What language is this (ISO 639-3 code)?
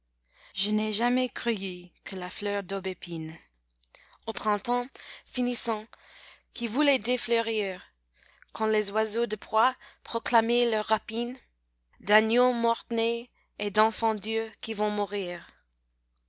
fra